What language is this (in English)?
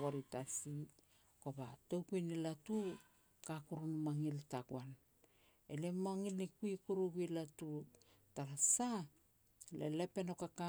Petats